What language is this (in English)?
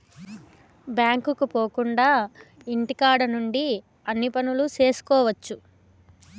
Telugu